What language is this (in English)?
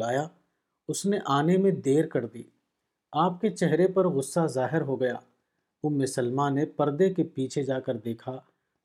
Urdu